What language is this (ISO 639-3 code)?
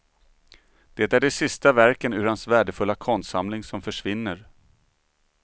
swe